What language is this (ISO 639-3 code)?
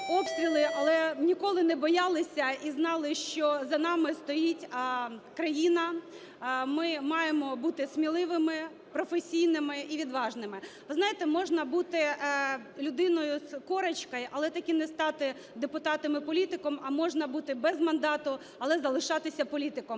ukr